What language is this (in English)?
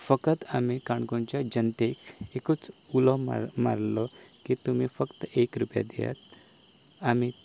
Konkani